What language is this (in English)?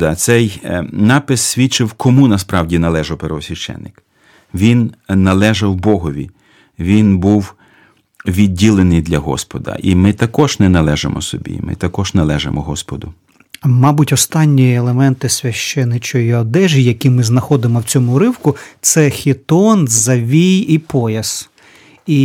Ukrainian